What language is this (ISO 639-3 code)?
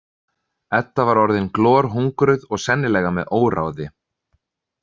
isl